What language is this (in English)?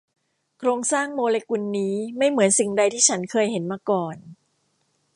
Thai